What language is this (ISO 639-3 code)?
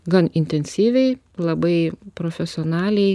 lit